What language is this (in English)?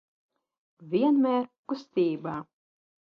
Latvian